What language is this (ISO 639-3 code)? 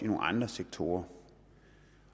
dan